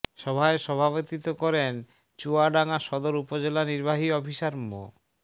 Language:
Bangla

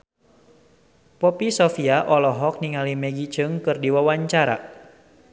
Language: Sundanese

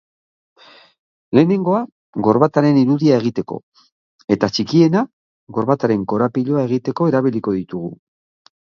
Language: Basque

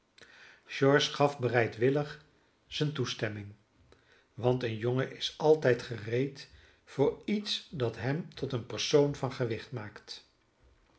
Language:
Dutch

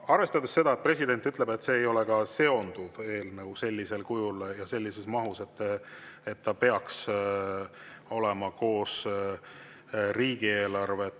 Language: Estonian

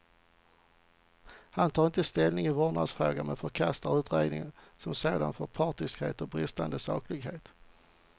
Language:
Swedish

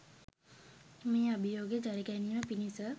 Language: Sinhala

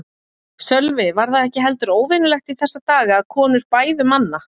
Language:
Icelandic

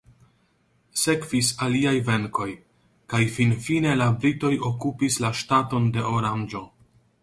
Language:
Esperanto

